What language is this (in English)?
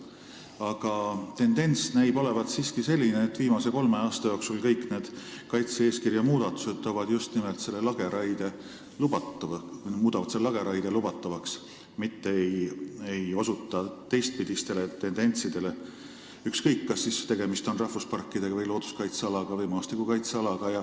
Estonian